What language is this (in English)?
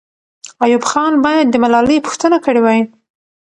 Pashto